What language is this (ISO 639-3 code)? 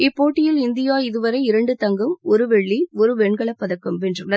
tam